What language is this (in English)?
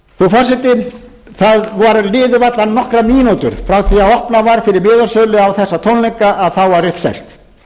Icelandic